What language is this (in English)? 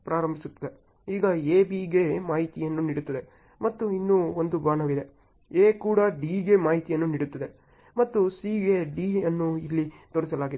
Kannada